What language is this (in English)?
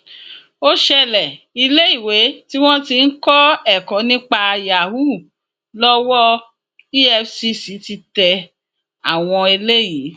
Yoruba